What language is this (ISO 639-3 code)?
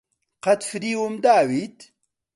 ckb